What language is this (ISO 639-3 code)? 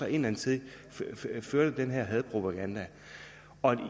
dan